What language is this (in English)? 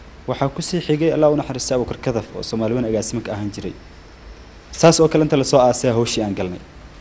Arabic